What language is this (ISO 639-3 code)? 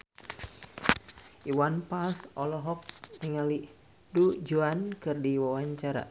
sun